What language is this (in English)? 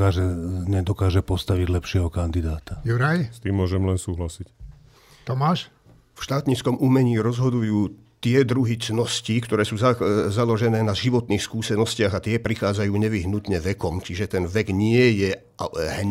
Slovak